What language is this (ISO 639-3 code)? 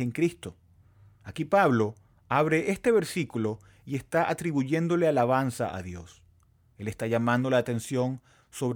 spa